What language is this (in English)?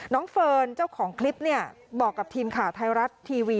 Thai